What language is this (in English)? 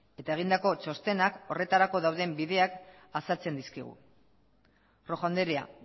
Basque